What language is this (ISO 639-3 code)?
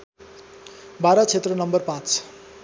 nep